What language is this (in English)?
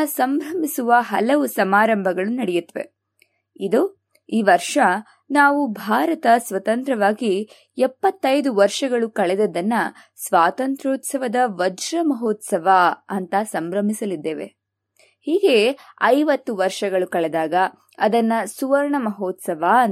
Kannada